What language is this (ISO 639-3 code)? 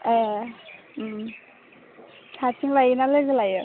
brx